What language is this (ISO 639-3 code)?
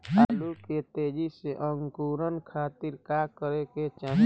bho